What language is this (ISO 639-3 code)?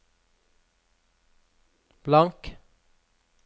nor